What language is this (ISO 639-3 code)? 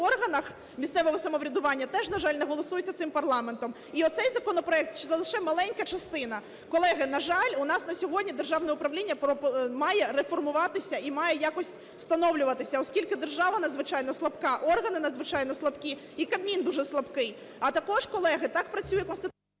ukr